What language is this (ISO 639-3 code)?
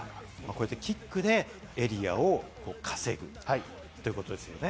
jpn